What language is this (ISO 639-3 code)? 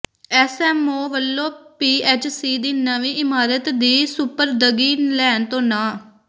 pan